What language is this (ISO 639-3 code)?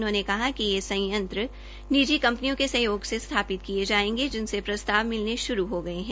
hin